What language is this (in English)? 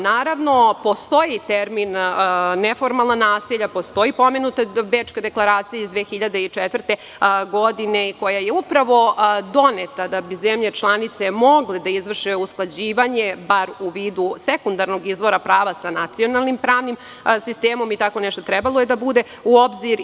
Serbian